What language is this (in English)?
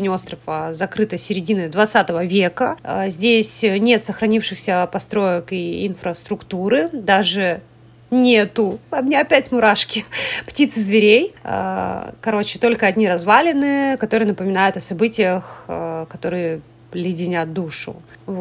Russian